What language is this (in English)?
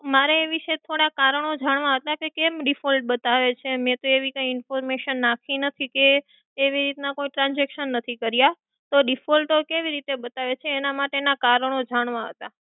Gujarati